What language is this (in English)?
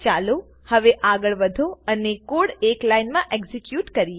Gujarati